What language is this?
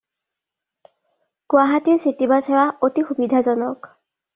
Assamese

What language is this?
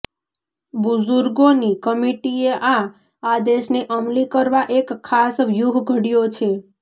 Gujarati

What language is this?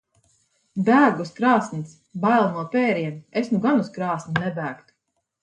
Latvian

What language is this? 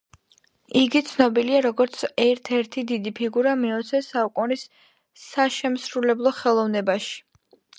Georgian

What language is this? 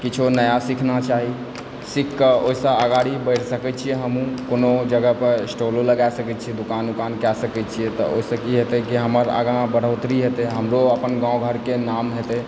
Maithili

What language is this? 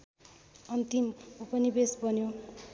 Nepali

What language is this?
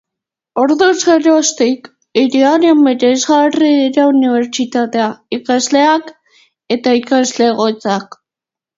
Basque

